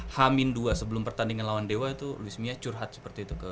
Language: Indonesian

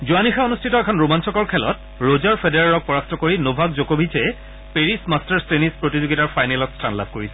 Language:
Assamese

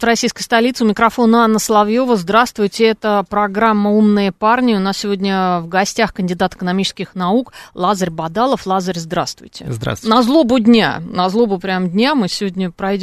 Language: Russian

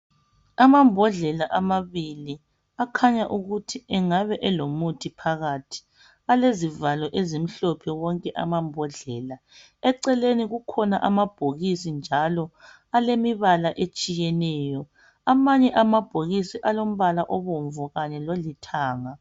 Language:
North Ndebele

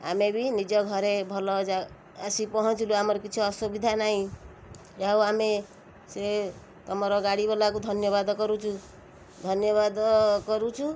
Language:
Odia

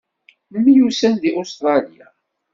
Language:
Kabyle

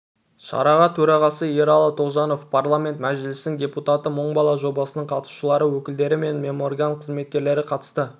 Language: Kazakh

